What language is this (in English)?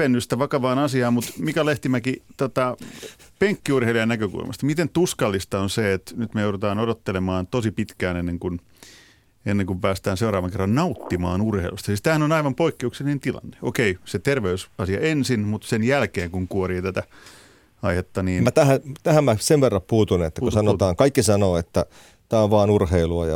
Finnish